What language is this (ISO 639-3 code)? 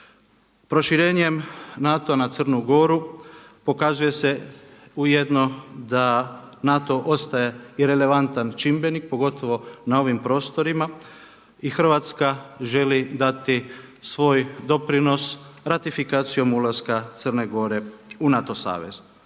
hrv